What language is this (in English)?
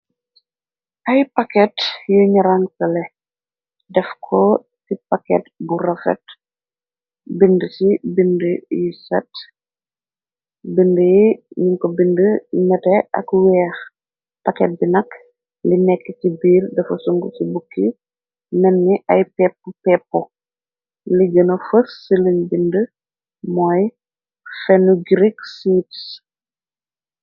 Wolof